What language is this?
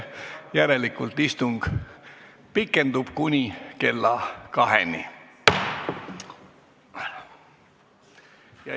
Estonian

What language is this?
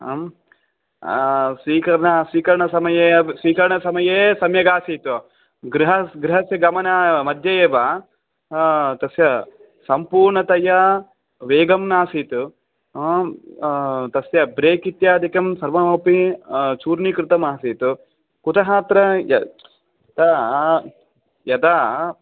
Sanskrit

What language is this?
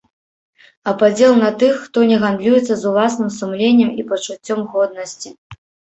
Belarusian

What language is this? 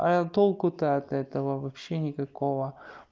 Russian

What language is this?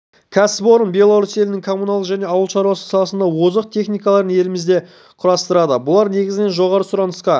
Kazakh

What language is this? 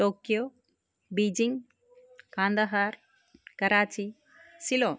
Sanskrit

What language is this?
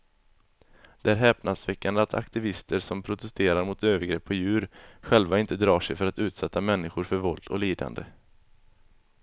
Swedish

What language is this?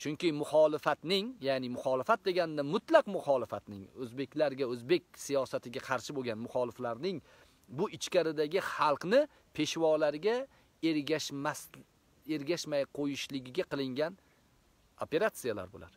Turkish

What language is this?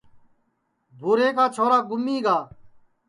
Sansi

